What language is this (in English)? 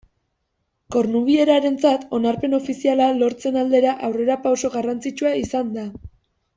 Basque